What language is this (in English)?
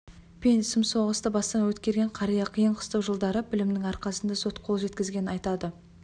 Kazakh